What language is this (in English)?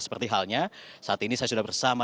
Indonesian